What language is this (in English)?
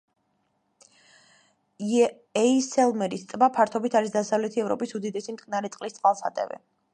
Georgian